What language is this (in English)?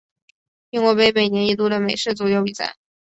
Chinese